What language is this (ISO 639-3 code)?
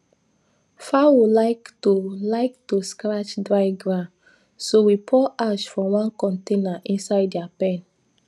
pcm